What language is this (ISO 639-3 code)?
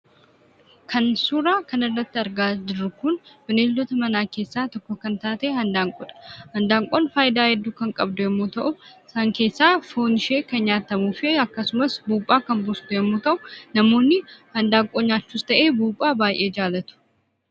orm